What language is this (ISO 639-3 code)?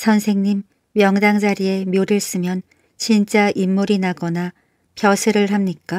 kor